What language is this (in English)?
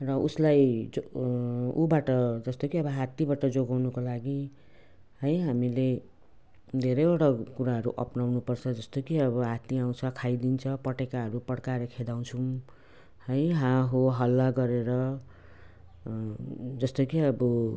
Nepali